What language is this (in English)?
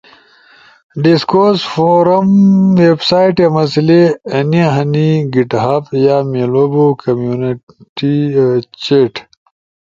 Ushojo